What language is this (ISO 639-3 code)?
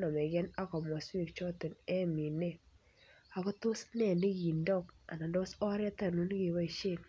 kln